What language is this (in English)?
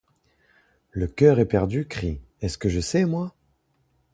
French